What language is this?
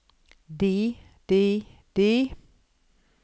Norwegian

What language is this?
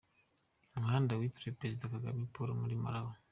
Kinyarwanda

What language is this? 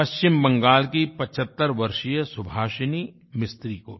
Hindi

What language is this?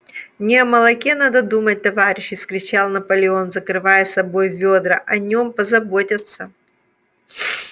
Russian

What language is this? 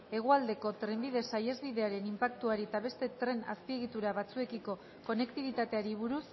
Basque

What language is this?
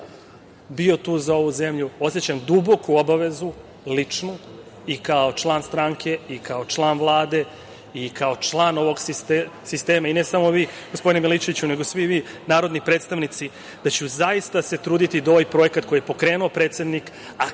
Serbian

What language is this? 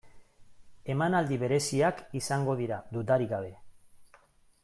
Basque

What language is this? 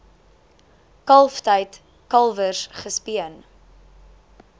Afrikaans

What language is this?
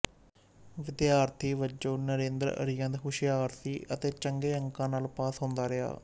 Punjabi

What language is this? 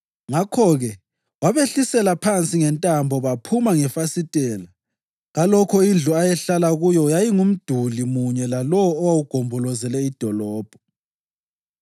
North Ndebele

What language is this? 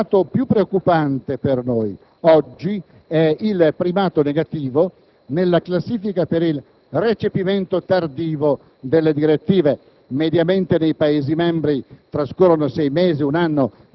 Italian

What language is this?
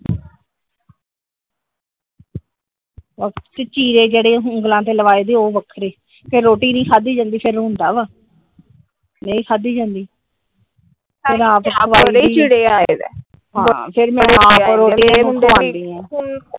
Punjabi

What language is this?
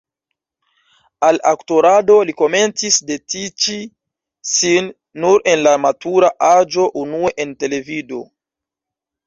Esperanto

